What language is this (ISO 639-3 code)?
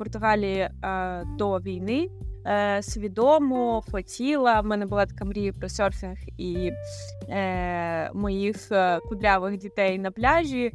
ukr